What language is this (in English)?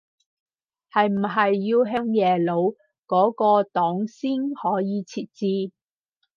Cantonese